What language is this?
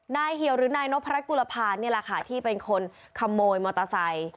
Thai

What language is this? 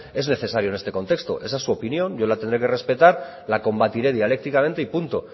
Spanish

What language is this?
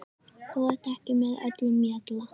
Icelandic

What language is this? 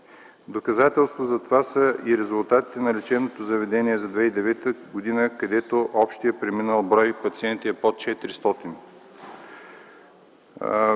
Bulgarian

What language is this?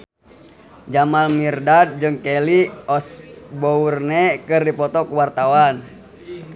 Sundanese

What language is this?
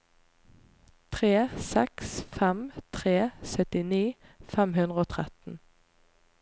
Norwegian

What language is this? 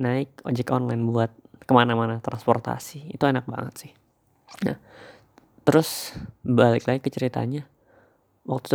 Indonesian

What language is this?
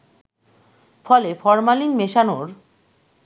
Bangla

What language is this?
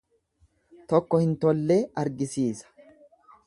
Oromo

